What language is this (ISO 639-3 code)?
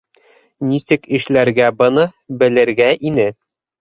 bak